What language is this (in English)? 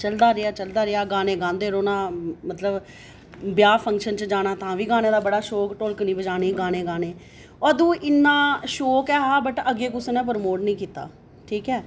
Dogri